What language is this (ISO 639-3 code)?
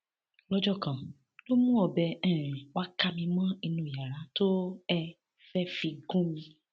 yor